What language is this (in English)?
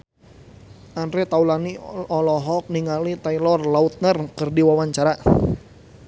Sundanese